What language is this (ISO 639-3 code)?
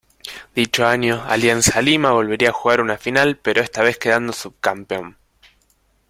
spa